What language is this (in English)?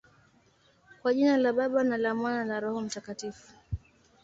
Swahili